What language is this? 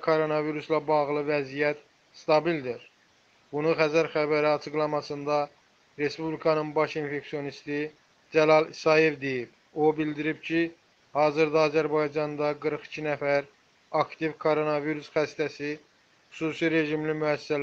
Turkish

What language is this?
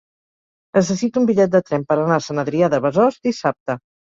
Catalan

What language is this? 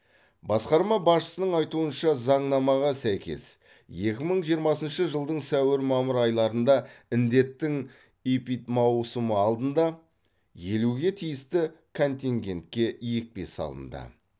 Kazakh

